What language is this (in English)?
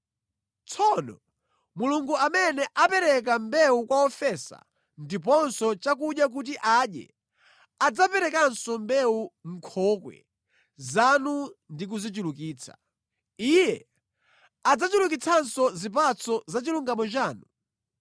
Nyanja